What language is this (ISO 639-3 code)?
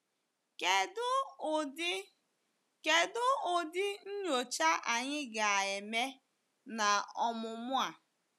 ibo